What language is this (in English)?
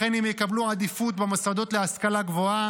Hebrew